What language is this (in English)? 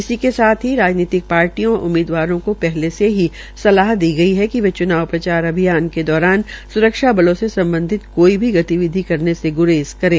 Hindi